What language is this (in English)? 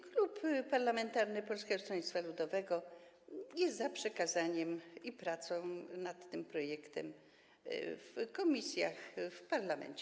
Polish